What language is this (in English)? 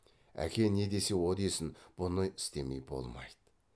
Kazakh